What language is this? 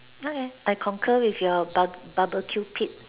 English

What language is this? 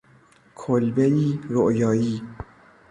Persian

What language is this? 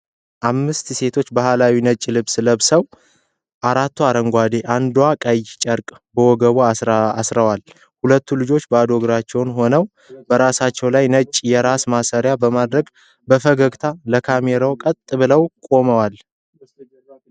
Amharic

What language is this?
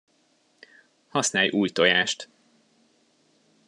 Hungarian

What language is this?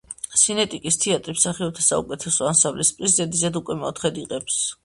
Georgian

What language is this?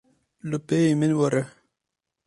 Kurdish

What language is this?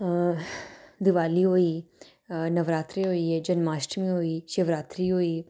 Dogri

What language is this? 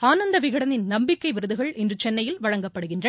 Tamil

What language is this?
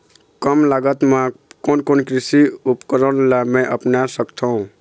Chhattisgarhi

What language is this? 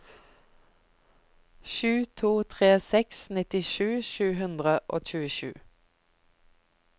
Norwegian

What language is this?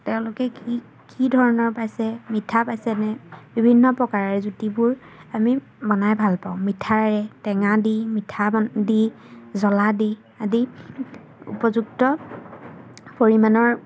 Assamese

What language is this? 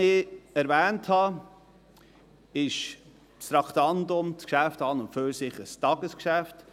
Swiss German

